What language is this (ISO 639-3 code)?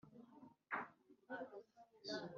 kin